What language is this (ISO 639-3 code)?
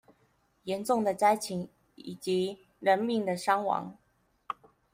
zho